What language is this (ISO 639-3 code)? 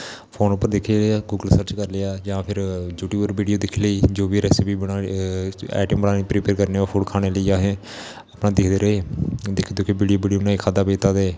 doi